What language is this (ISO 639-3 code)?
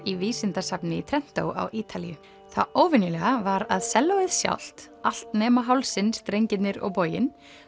isl